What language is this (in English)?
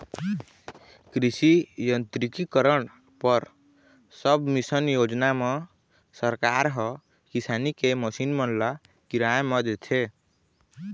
Chhattisgarhi